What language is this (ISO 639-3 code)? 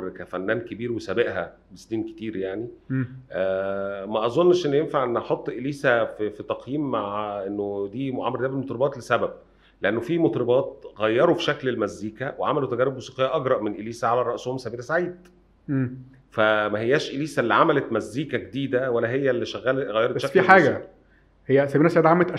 ara